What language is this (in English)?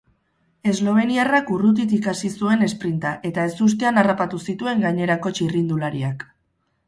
Basque